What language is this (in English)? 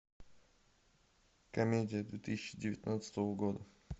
Russian